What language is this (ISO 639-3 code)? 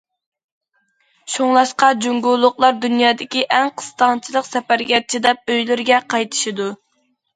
uig